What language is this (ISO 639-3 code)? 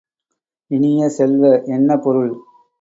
tam